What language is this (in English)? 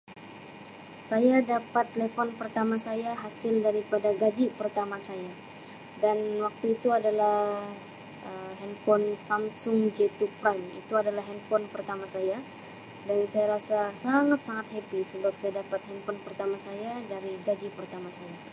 Sabah Malay